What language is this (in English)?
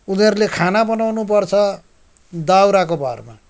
Nepali